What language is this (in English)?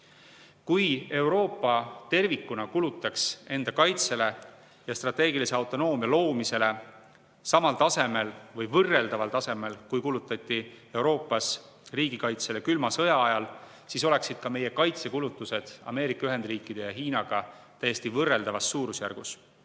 Estonian